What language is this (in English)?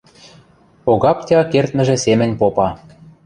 Western Mari